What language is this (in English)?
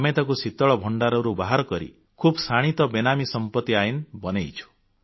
Odia